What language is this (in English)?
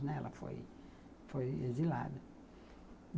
Portuguese